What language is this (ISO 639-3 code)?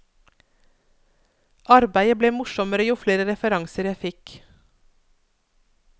nor